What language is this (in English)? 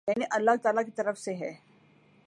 Urdu